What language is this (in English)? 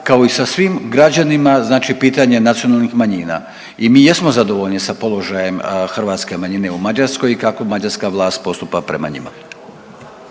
Croatian